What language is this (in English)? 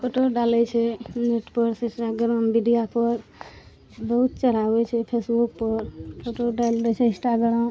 Maithili